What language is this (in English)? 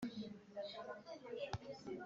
Kinyarwanda